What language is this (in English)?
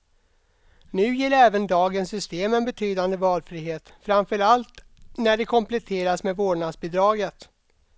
Swedish